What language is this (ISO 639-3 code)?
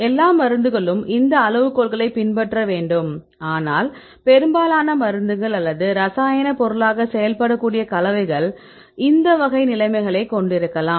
tam